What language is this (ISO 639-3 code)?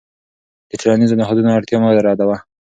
pus